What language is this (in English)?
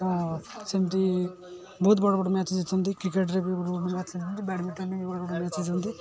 Odia